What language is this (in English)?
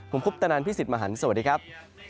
Thai